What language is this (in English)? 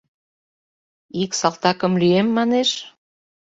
Mari